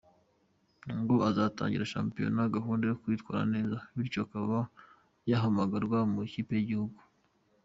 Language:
Kinyarwanda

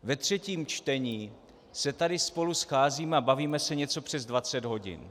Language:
Czech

